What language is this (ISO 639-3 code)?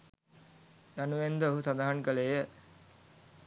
sin